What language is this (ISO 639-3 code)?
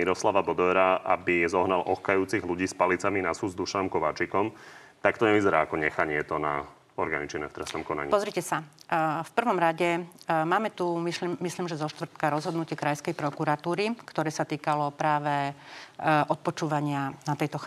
slk